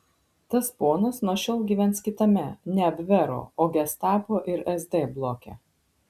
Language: Lithuanian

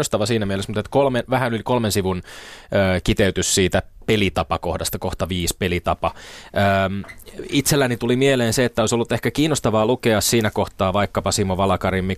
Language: Finnish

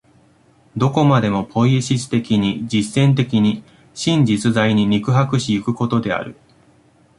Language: Japanese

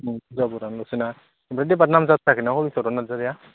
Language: Bodo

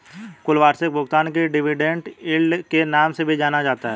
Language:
Hindi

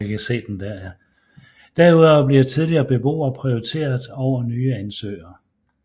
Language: Danish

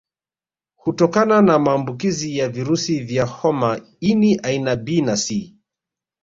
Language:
Swahili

